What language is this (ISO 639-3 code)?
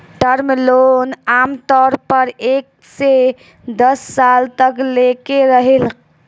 bho